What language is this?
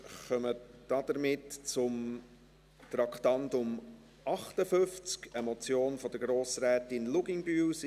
Swiss German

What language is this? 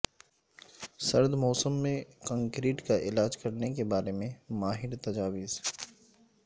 Urdu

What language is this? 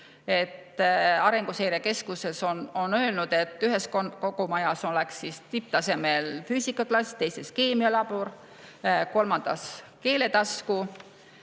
Estonian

